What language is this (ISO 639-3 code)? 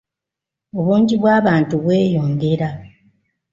lug